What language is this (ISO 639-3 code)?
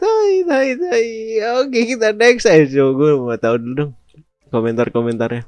ind